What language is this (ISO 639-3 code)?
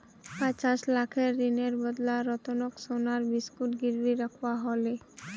mag